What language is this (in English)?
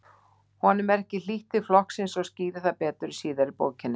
Icelandic